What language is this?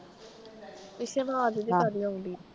Punjabi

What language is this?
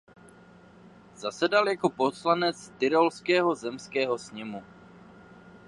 Czech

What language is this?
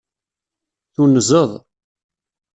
Kabyle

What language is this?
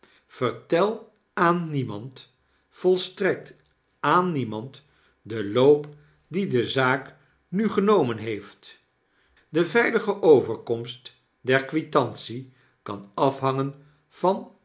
Dutch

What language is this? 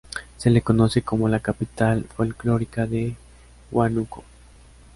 Spanish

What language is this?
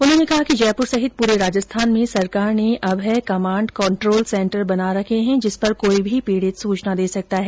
Hindi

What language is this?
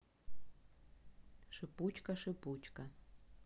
Russian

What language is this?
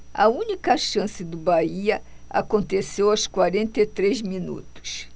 Portuguese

